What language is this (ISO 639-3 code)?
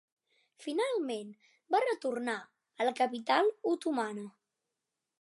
cat